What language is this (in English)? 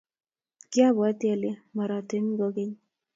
Kalenjin